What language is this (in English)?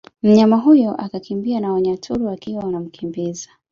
Swahili